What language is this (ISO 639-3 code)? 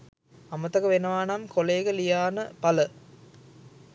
sin